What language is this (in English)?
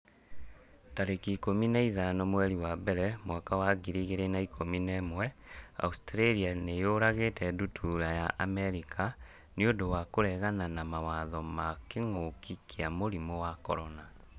Kikuyu